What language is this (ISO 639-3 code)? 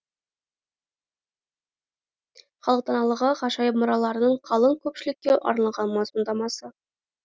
kaz